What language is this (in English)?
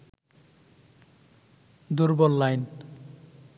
Bangla